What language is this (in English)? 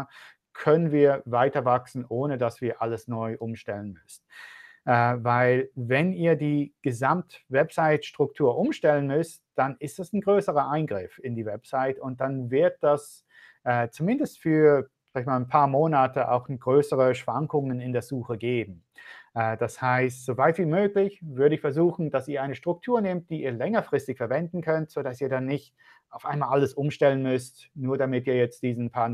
German